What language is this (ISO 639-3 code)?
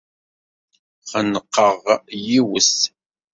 kab